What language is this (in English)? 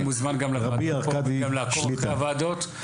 Hebrew